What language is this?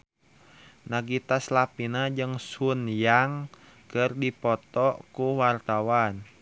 Sundanese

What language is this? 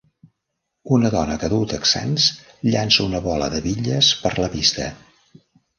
Catalan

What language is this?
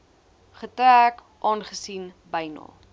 Afrikaans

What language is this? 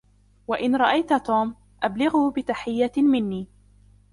Arabic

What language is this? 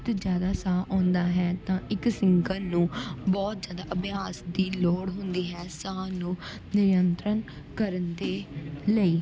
Punjabi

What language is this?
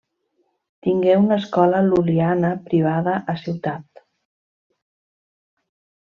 Catalan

